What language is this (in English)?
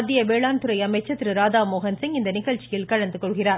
Tamil